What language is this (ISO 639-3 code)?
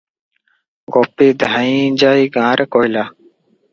ori